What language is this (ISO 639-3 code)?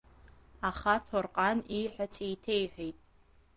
abk